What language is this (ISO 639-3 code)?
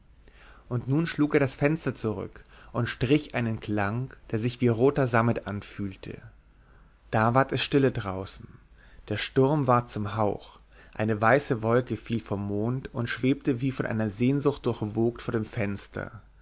deu